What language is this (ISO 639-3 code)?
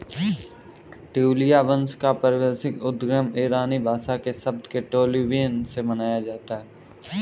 hin